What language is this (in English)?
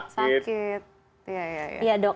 Indonesian